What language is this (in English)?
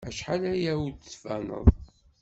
Kabyle